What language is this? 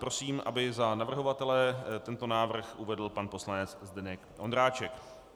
Czech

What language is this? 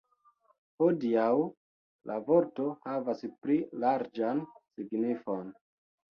Esperanto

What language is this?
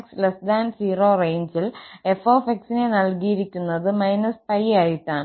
Malayalam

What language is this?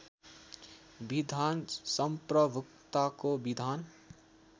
Nepali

